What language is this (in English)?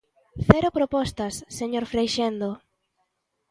Galician